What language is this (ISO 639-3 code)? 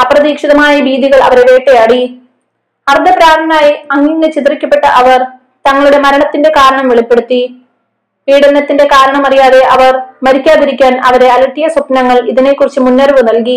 mal